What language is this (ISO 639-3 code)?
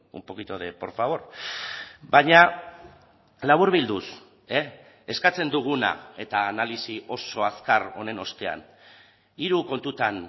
eus